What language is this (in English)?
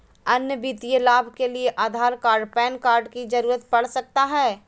Magahi